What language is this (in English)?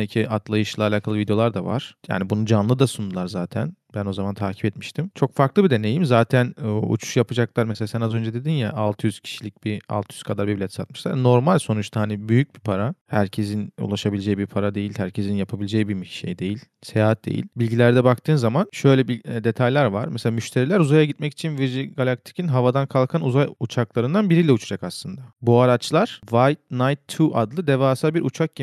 Turkish